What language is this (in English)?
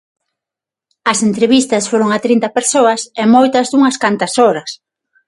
Galician